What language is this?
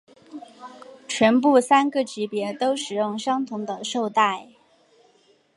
Chinese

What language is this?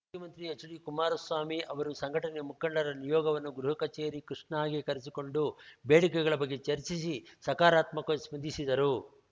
Kannada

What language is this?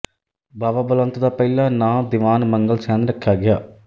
Punjabi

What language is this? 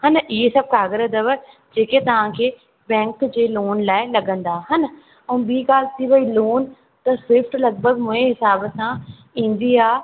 Sindhi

